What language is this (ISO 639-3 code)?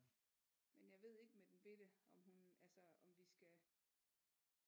dan